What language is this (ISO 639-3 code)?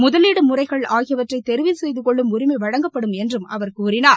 tam